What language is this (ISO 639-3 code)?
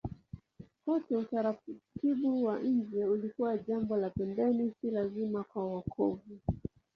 swa